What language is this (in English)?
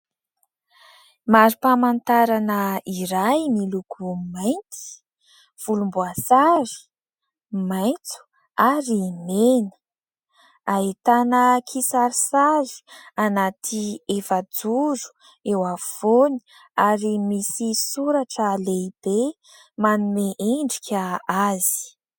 Malagasy